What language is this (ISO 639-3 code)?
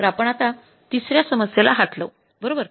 mar